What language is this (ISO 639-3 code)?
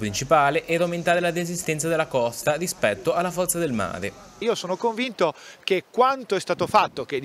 ita